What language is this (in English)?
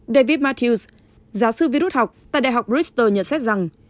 Vietnamese